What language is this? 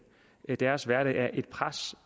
Danish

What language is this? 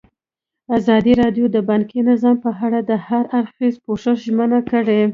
Pashto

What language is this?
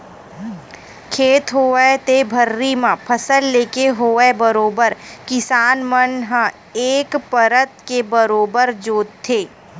Chhattisgarhi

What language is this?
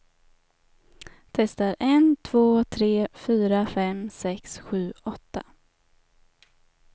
Swedish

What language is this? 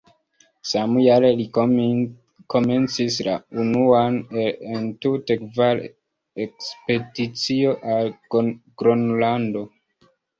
Esperanto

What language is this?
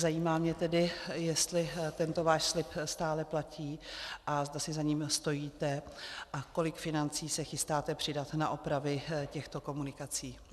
Czech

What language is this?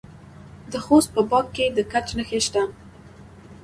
Pashto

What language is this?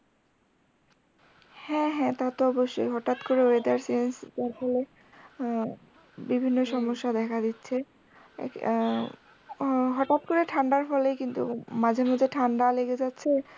Bangla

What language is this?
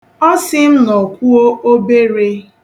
Igbo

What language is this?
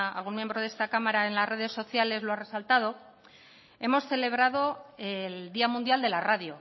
Spanish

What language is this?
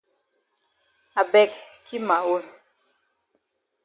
Cameroon Pidgin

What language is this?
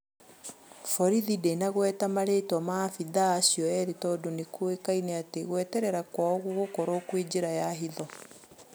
Kikuyu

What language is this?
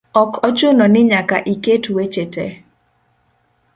Luo (Kenya and Tanzania)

